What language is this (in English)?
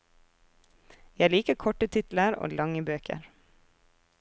Norwegian